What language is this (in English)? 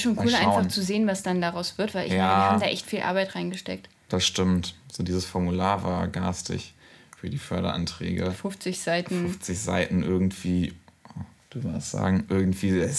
German